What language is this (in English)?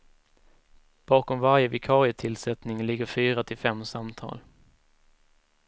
Swedish